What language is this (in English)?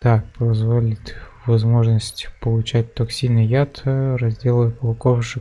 Russian